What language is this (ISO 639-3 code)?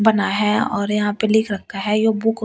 hin